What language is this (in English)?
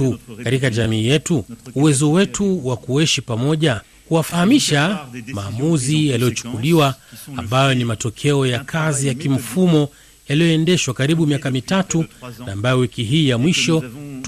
Swahili